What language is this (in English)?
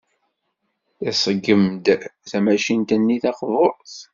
Kabyle